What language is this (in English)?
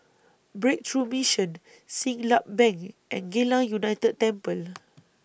English